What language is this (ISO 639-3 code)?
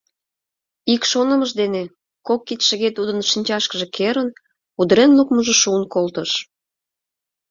chm